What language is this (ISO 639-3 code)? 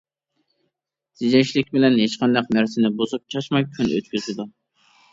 uig